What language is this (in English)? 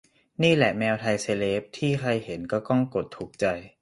Thai